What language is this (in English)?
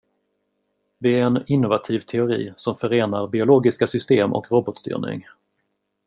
Swedish